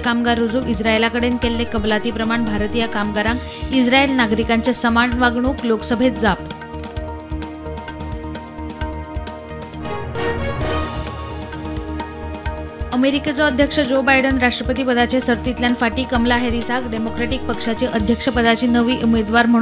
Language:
Marathi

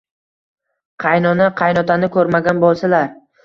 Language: Uzbek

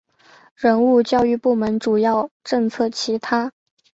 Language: Chinese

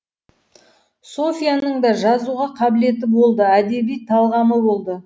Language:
Kazakh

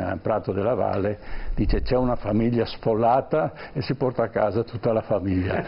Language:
Italian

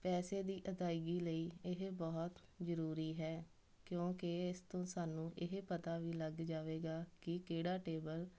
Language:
Punjabi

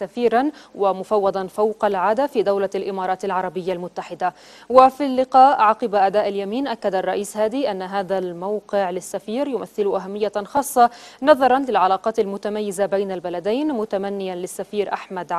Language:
Arabic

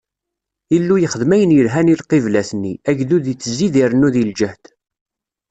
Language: Kabyle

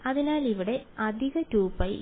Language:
Malayalam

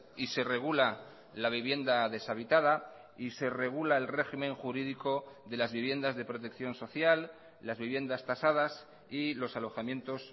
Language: Spanish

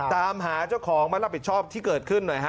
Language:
Thai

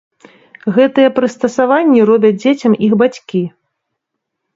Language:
Belarusian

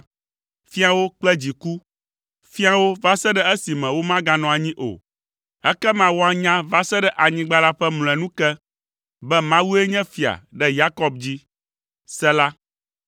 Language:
Ewe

